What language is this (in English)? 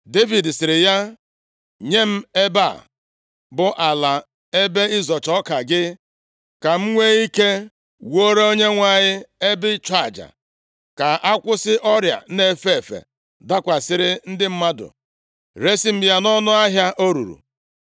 Igbo